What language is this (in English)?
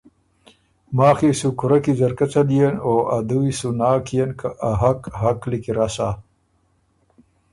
Ormuri